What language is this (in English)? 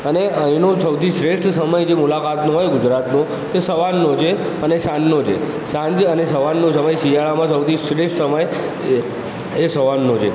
Gujarati